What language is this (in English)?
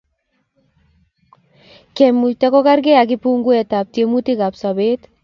Kalenjin